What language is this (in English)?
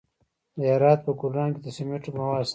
Pashto